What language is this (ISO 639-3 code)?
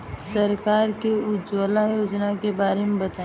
bho